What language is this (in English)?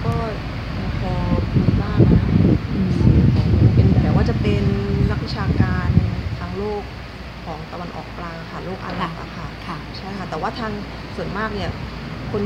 Thai